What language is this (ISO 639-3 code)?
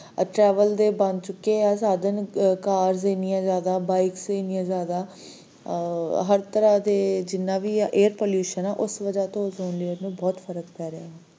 pan